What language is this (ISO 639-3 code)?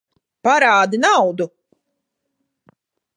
lav